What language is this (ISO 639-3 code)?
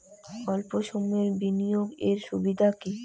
ben